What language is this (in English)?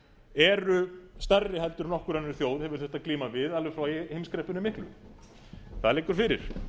Icelandic